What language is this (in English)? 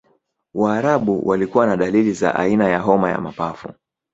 Swahili